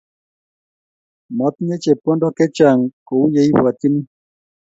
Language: Kalenjin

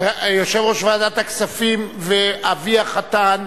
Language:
Hebrew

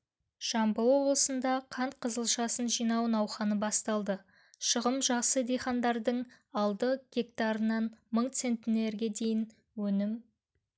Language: Kazakh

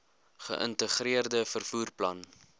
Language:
Afrikaans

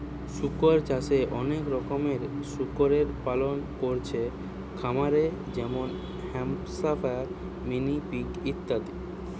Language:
Bangla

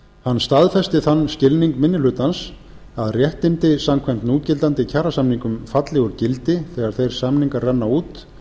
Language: Icelandic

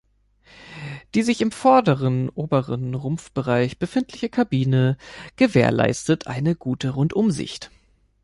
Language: German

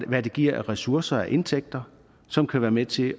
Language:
Danish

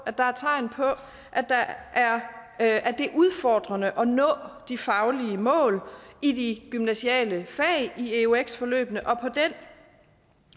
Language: Danish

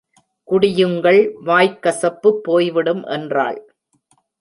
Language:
Tamil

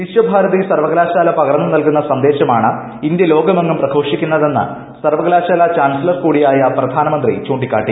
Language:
Malayalam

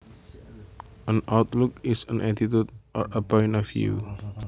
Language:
Javanese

